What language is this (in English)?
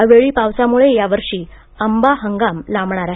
Marathi